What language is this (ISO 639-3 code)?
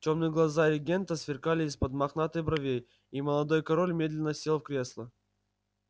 rus